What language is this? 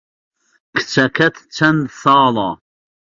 Central Kurdish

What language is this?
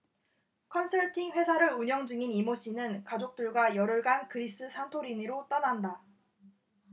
Korean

